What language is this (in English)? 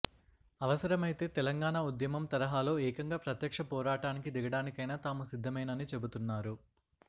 Telugu